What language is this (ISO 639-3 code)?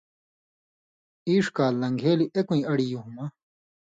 mvy